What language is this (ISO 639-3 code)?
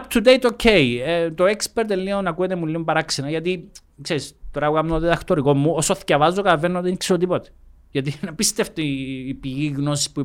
ell